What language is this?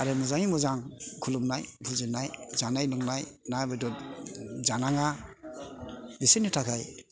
Bodo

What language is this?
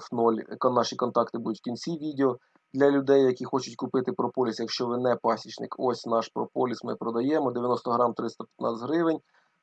Ukrainian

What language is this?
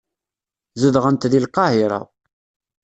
Kabyle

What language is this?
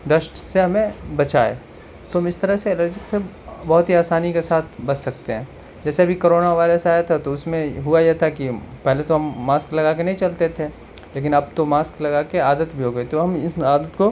Urdu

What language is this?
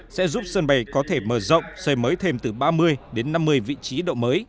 Vietnamese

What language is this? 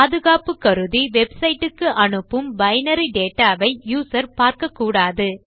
Tamil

